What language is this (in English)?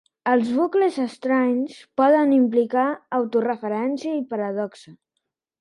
Catalan